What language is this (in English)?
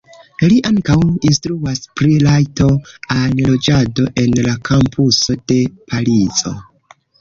Esperanto